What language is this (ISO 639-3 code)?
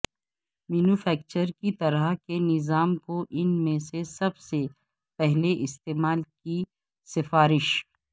urd